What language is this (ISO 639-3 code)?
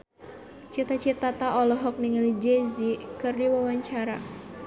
sun